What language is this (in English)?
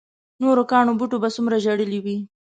Pashto